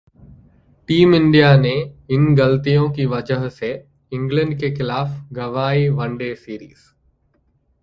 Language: Hindi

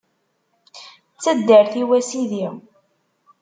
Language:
Kabyle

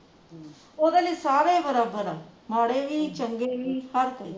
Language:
Punjabi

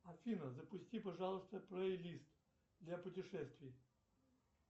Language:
Russian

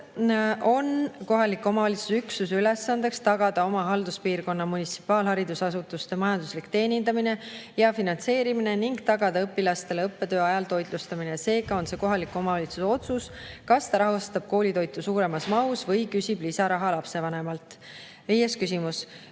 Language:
Estonian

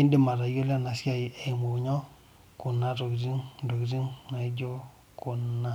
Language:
Masai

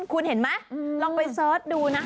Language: Thai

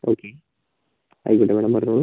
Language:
Malayalam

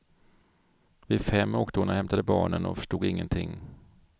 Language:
Swedish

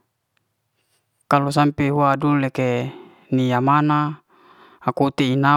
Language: Liana-Seti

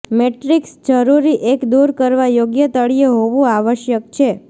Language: Gujarati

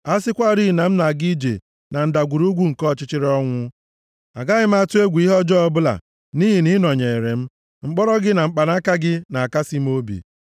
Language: Igbo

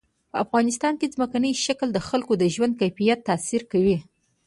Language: Pashto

